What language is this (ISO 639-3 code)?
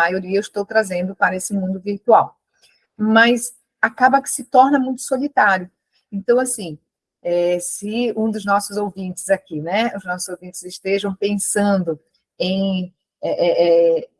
por